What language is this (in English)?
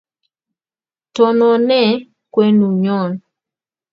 Kalenjin